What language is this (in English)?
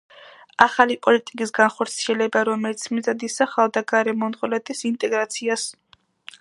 Georgian